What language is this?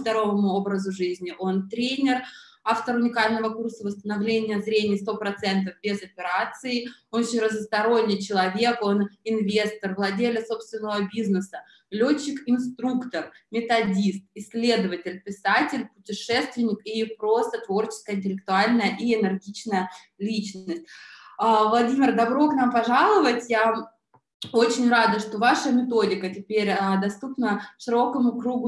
Russian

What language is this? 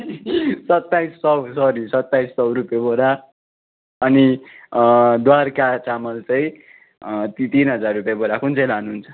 Nepali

